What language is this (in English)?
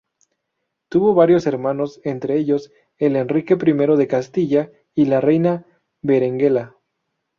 Spanish